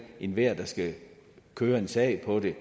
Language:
Danish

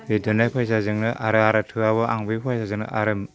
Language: Bodo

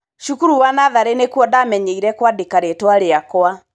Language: Kikuyu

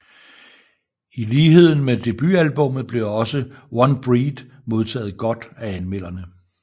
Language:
Danish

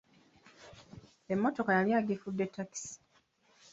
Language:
Ganda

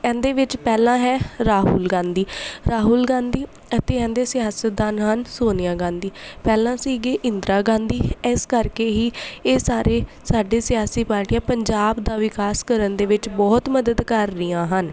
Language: Punjabi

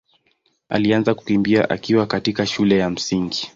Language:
Swahili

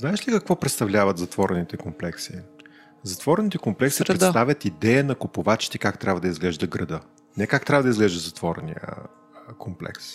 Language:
Bulgarian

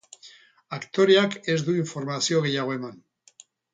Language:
Basque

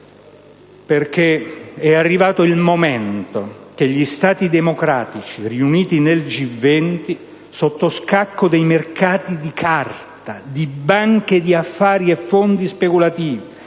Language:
Italian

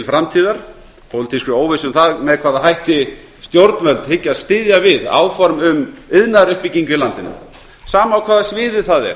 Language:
Icelandic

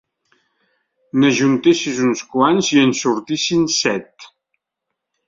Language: Catalan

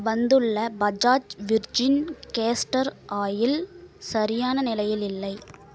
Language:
Tamil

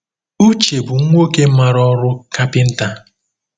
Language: Igbo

